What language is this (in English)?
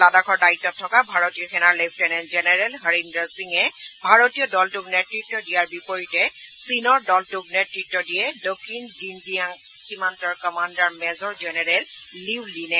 Assamese